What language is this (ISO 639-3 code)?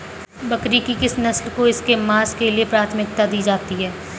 hin